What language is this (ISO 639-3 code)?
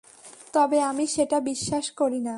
ben